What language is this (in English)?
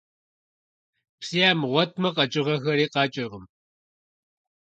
Kabardian